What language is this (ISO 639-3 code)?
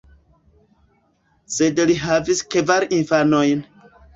epo